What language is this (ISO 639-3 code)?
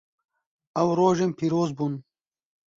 kur